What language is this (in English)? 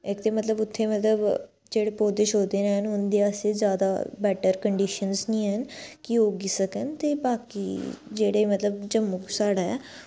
Dogri